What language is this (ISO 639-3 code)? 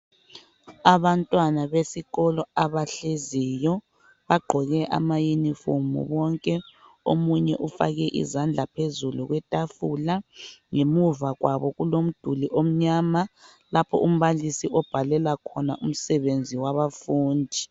nde